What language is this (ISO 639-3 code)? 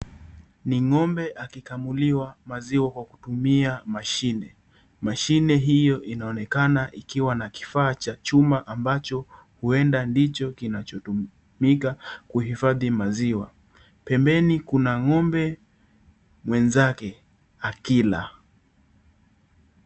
swa